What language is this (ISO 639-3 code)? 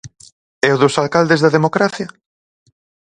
glg